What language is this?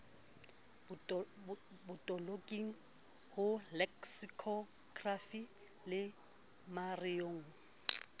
Southern Sotho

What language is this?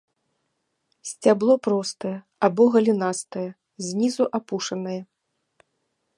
Belarusian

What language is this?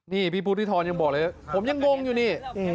Thai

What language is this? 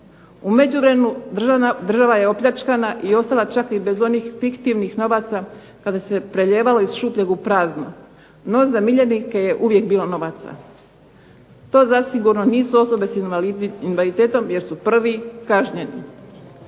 Croatian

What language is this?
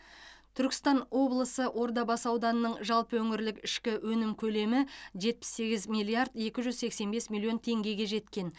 Kazakh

